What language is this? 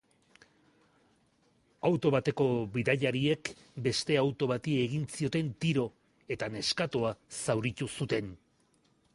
Basque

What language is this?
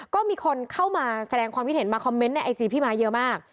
Thai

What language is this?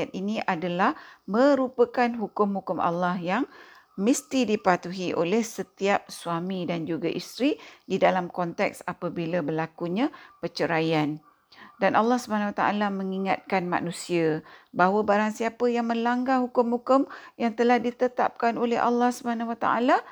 Malay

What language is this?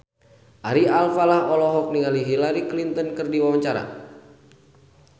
Sundanese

